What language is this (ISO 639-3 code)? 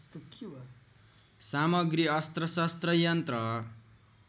nep